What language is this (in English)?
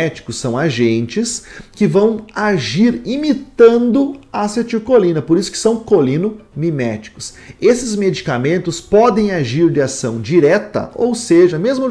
Portuguese